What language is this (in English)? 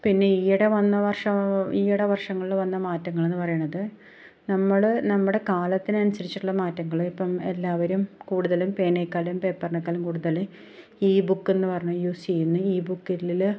Malayalam